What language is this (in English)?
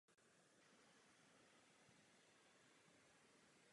Czech